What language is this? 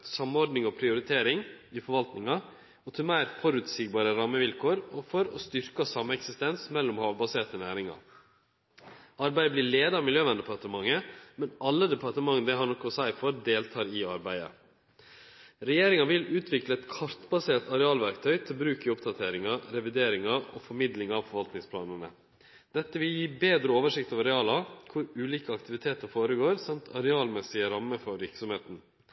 Norwegian Nynorsk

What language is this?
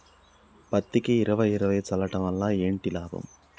Telugu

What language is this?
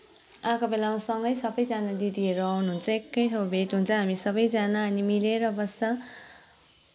Nepali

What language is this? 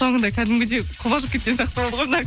Kazakh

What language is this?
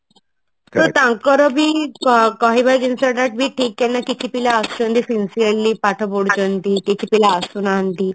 Odia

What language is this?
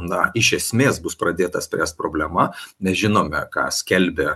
Lithuanian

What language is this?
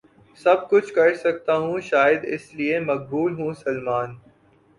Urdu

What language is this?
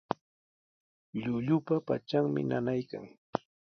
Sihuas Ancash Quechua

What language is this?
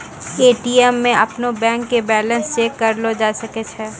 Maithili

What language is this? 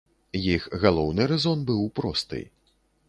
Belarusian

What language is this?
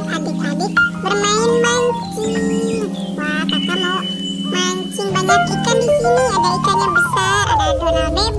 Indonesian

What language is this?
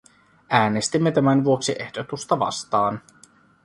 Finnish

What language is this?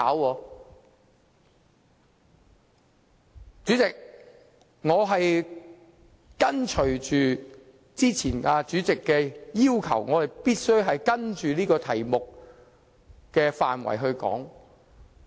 Cantonese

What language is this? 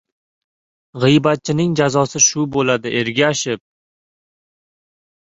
Uzbek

